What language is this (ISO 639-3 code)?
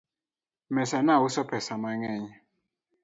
luo